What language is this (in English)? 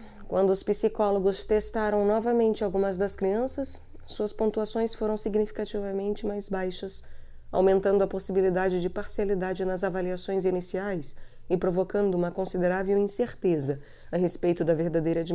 Portuguese